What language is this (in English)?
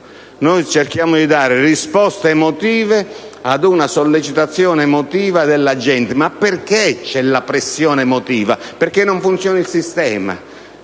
Italian